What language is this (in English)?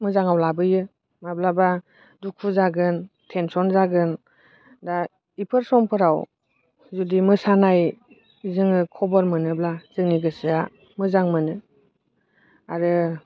Bodo